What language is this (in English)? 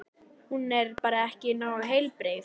Icelandic